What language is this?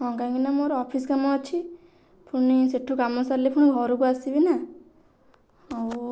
Odia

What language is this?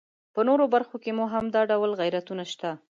Pashto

